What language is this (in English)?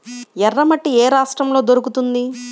Telugu